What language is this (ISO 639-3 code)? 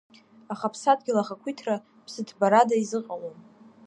abk